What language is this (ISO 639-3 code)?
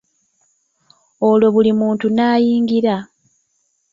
lug